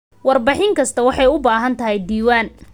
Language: Somali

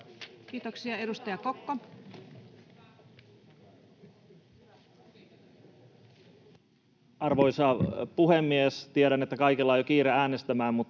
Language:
Finnish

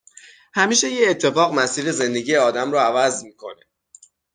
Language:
Persian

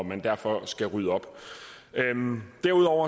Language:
Danish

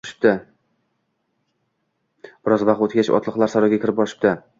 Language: Uzbek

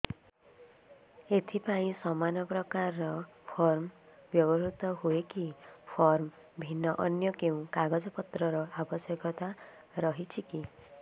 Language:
Odia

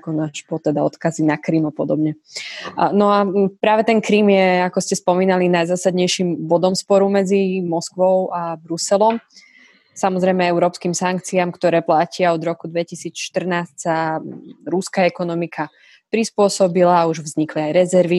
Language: Slovak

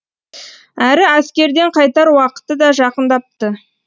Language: Kazakh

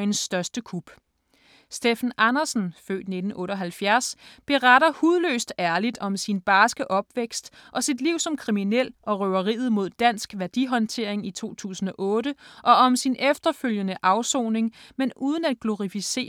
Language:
Danish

